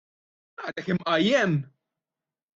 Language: Maltese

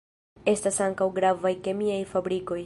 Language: Esperanto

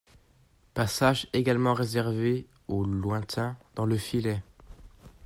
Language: French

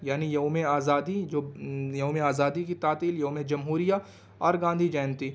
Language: Urdu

